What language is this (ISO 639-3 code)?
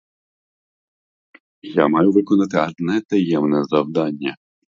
ukr